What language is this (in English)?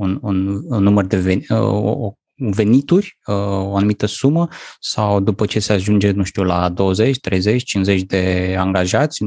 Romanian